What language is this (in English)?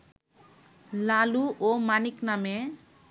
Bangla